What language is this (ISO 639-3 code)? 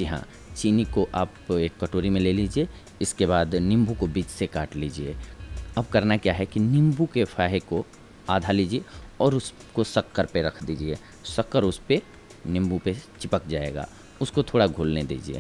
hin